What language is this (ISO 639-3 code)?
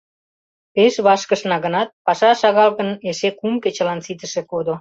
chm